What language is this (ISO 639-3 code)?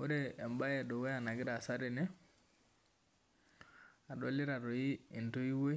mas